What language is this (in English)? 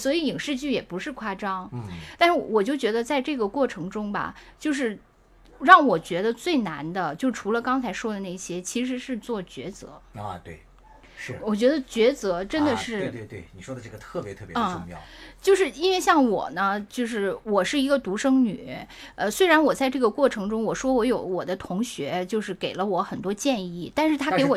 Chinese